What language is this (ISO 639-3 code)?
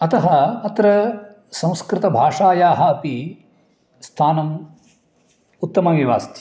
san